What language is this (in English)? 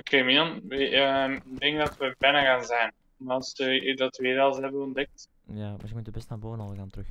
Dutch